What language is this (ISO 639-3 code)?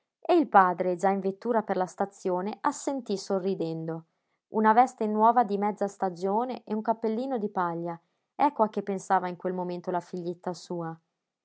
ita